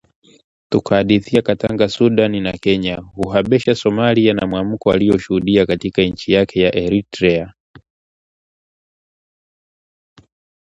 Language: Swahili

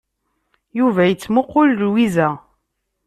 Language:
Kabyle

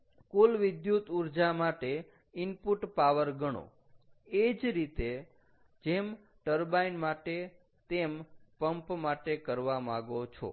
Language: Gujarati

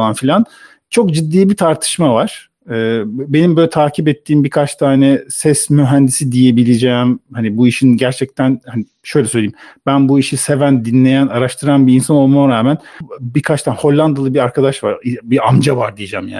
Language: Turkish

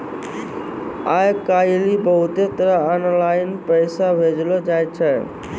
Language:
Maithili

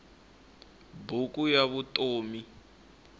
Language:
Tsonga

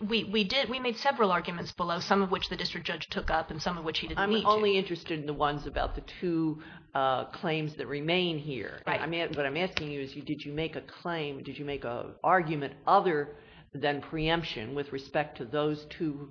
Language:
English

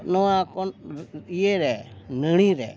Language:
Santali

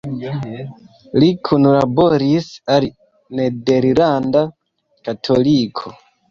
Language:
Esperanto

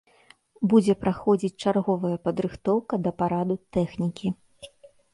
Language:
Belarusian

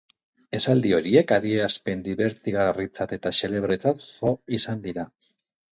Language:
Basque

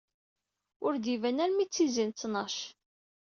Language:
Kabyle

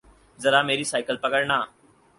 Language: Urdu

